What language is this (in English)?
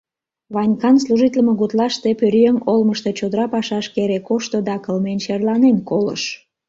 Mari